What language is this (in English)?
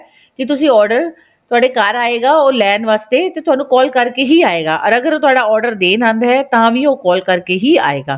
Punjabi